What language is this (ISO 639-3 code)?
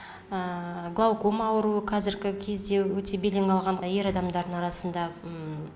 kaz